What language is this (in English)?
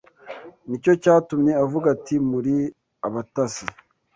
Kinyarwanda